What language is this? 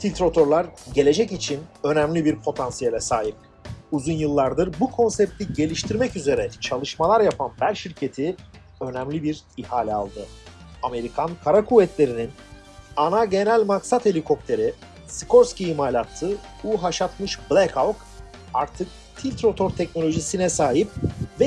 Turkish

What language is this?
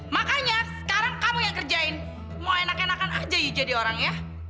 Indonesian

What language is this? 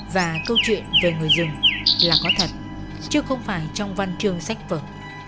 Vietnamese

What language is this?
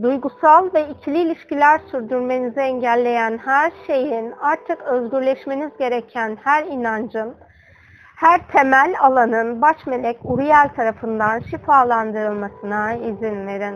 Turkish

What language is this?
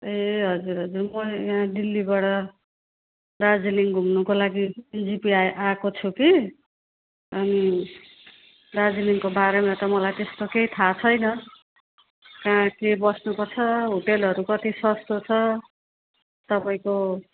Nepali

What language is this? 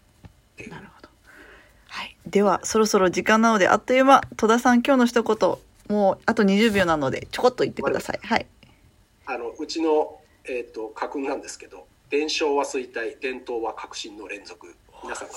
Japanese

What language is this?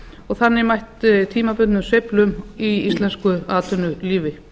Icelandic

